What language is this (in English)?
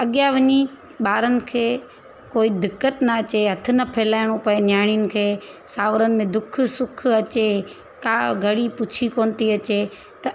Sindhi